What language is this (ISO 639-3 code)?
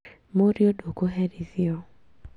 kik